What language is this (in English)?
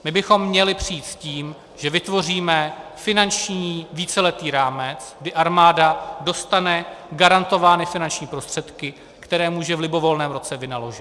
Czech